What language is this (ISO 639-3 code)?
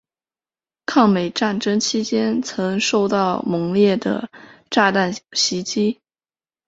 zho